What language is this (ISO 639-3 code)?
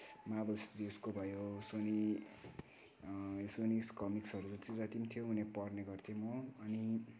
nep